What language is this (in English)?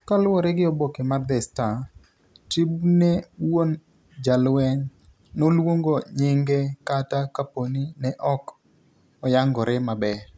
Luo (Kenya and Tanzania)